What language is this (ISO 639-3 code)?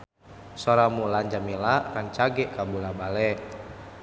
sun